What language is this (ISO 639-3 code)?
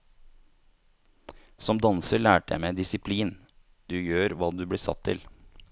nor